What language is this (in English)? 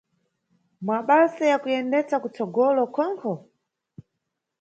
Nyungwe